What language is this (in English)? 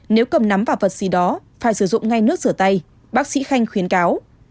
Vietnamese